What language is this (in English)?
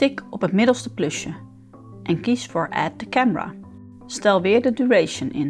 Dutch